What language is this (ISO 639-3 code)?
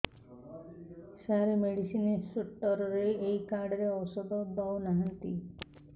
ori